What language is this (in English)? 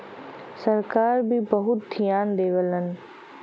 Bhojpuri